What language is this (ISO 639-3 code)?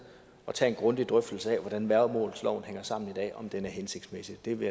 dan